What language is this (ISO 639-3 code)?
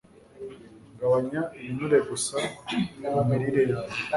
kin